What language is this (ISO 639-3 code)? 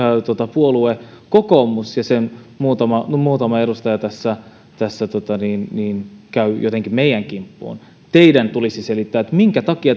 fin